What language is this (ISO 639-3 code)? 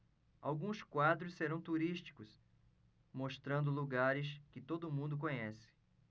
por